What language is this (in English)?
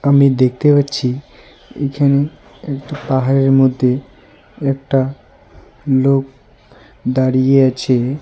Bangla